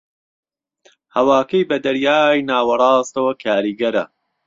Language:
Central Kurdish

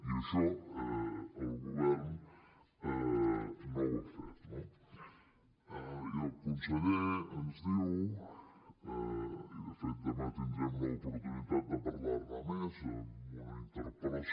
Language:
Catalan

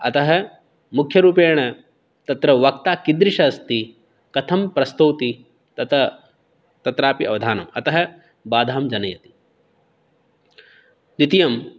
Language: Sanskrit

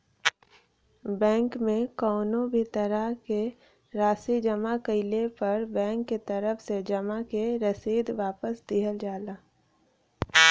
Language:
Bhojpuri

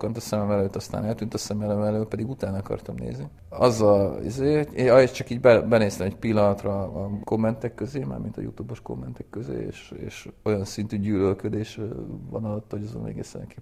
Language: Hungarian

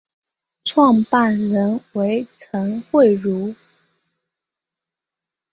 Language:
Chinese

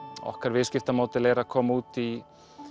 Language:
Icelandic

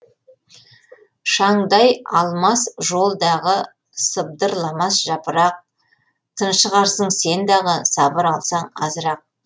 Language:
Kazakh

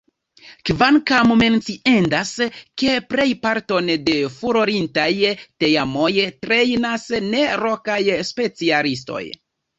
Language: Esperanto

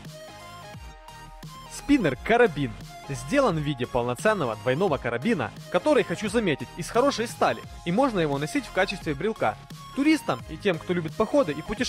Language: Russian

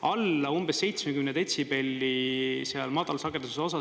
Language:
Estonian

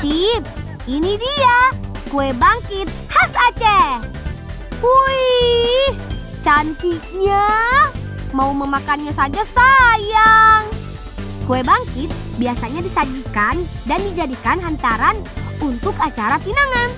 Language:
Indonesian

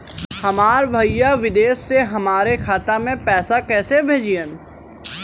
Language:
Bhojpuri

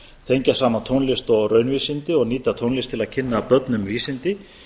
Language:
Icelandic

